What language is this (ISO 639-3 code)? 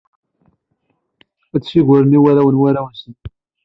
kab